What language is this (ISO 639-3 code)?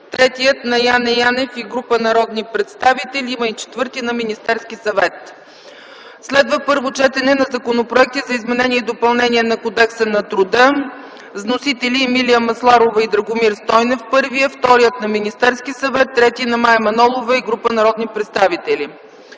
bul